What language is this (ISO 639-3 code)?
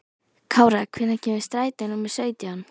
isl